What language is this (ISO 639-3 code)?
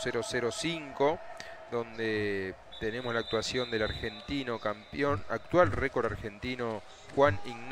spa